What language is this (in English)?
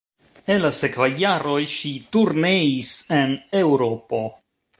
Esperanto